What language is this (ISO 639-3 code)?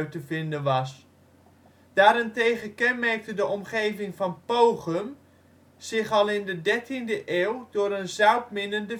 nld